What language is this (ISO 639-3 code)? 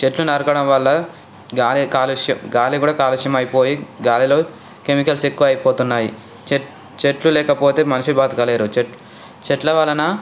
tel